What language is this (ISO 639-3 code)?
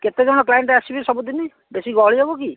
ori